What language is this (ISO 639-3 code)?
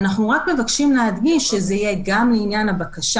heb